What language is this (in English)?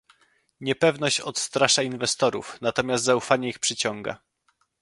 Polish